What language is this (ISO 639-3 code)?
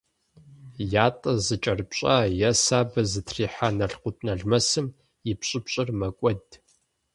kbd